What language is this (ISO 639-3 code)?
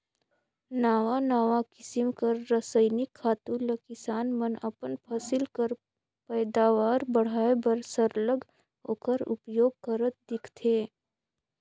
hne